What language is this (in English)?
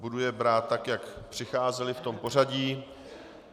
Czech